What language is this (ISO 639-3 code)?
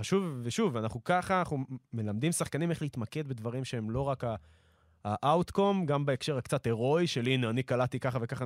heb